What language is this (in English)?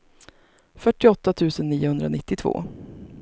Swedish